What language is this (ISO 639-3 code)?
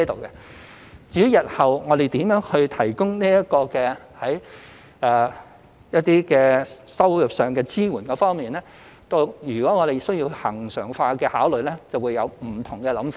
yue